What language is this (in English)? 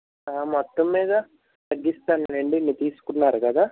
Telugu